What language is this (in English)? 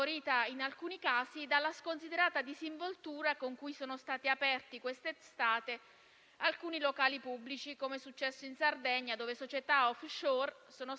Italian